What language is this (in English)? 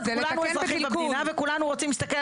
Hebrew